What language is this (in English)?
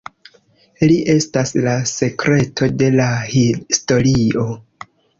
Esperanto